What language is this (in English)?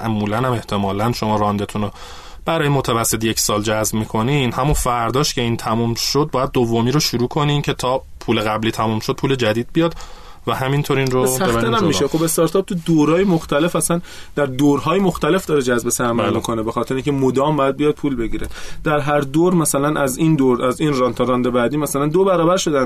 Persian